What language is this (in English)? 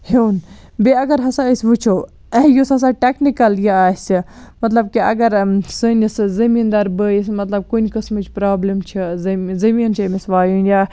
Kashmiri